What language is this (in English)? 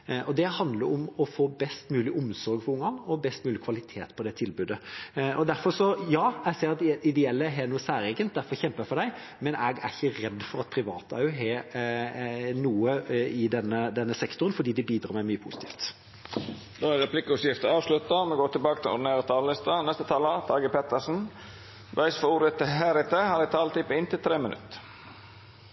Norwegian